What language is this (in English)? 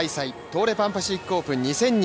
Japanese